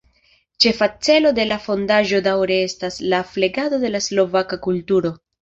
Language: Esperanto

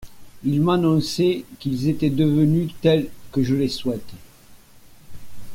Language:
French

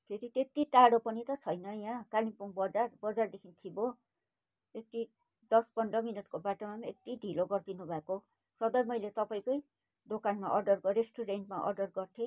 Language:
Nepali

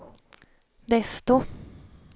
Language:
Swedish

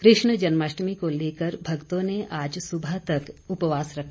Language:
Hindi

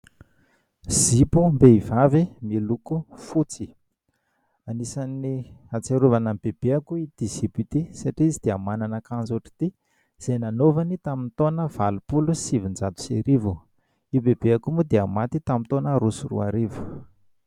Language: Malagasy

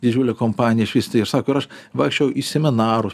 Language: Lithuanian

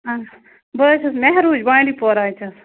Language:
Kashmiri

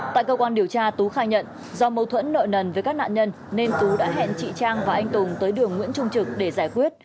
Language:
Vietnamese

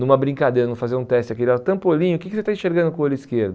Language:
Portuguese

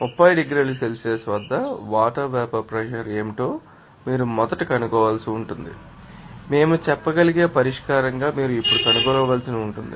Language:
Telugu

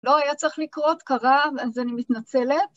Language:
Hebrew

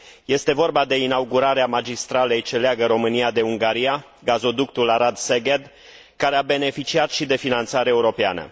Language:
Romanian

